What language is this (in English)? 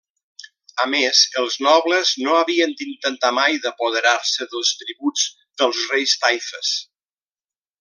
Catalan